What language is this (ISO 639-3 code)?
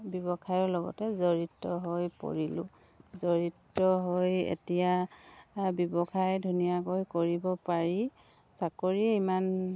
asm